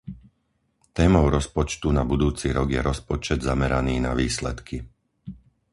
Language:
Slovak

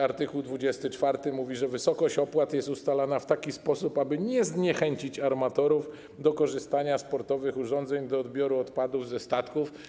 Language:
Polish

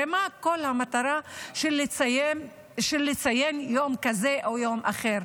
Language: Hebrew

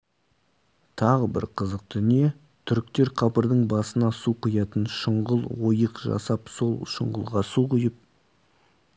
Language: Kazakh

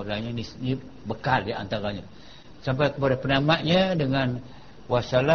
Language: Malay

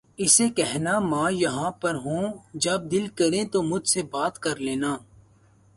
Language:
Urdu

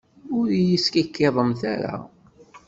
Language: Kabyle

